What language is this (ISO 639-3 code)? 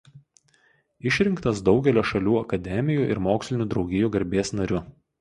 lit